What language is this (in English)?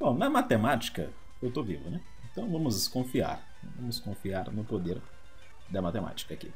Portuguese